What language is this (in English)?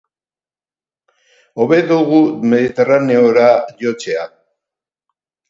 Basque